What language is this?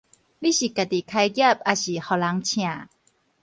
Min Nan Chinese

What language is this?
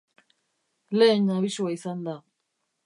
Basque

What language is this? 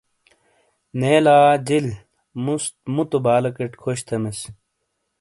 Shina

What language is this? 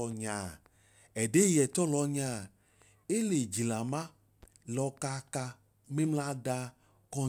Idoma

